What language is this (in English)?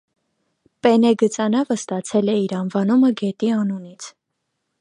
Armenian